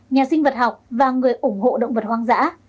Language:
Vietnamese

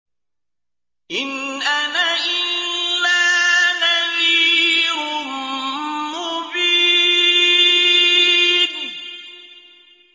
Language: Arabic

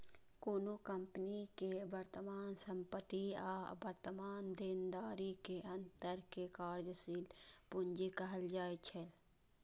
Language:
Maithili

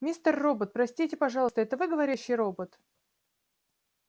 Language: Russian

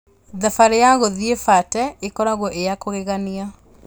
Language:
Kikuyu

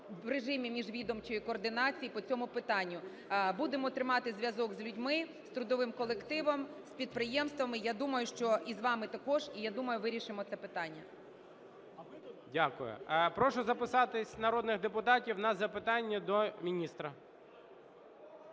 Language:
Ukrainian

